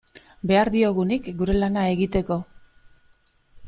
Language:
Basque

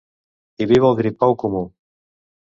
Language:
Catalan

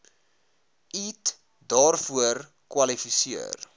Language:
Afrikaans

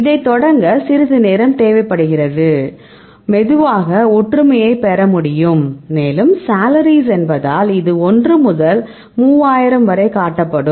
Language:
Tamil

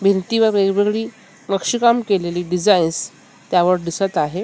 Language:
Marathi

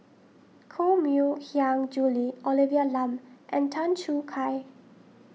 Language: English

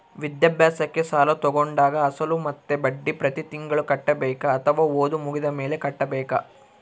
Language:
Kannada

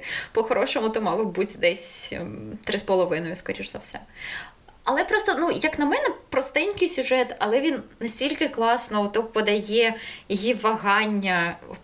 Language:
Ukrainian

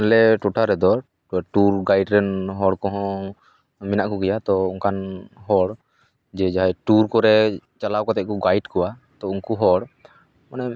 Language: Santali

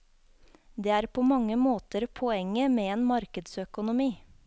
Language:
Norwegian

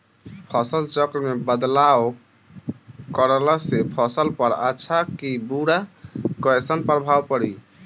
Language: Bhojpuri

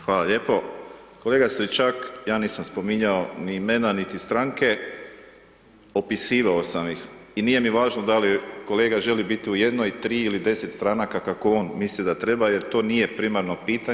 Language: Croatian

